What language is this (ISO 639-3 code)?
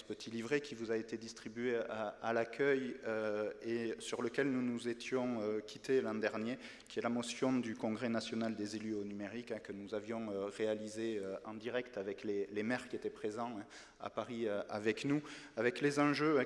fra